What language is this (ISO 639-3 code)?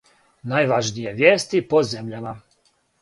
srp